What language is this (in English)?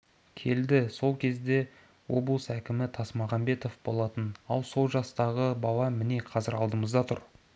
Kazakh